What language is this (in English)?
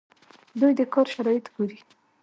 Pashto